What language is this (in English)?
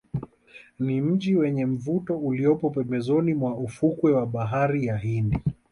Swahili